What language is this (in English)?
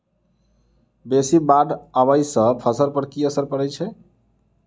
Maithili